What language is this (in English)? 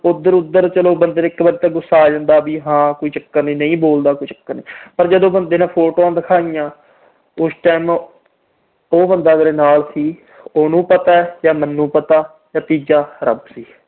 Punjabi